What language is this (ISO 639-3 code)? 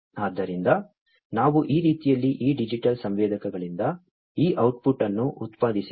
kan